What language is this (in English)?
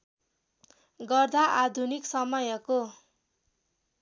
Nepali